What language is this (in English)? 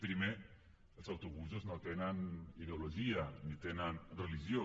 Catalan